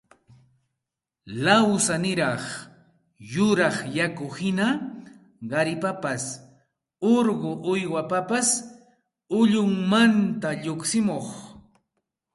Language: Santa Ana de Tusi Pasco Quechua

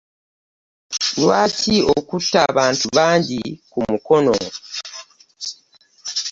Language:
Ganda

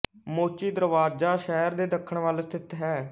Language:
Punjabi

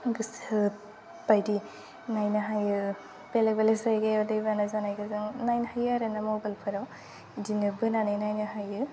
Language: Bodo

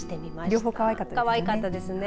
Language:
Japanese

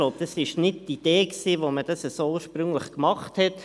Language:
Swiss German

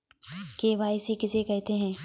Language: Hindi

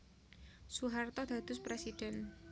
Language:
Javanese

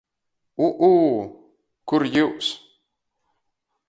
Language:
Latgalian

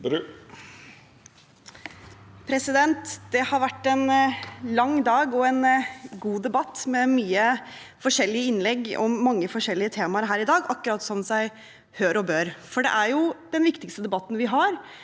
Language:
Norwegian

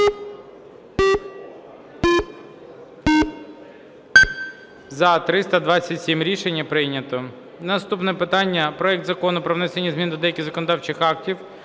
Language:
Ukrainian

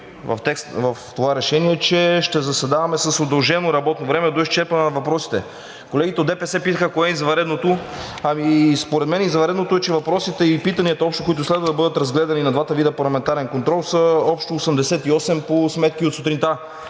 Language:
Bulgarian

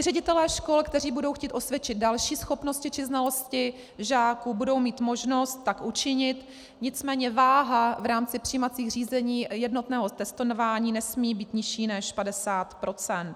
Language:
Czech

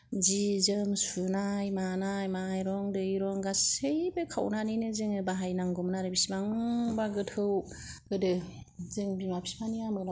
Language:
Bodo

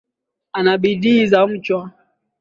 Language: Swahili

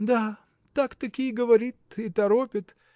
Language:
Russian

